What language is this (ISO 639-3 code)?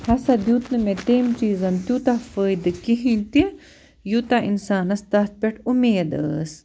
kas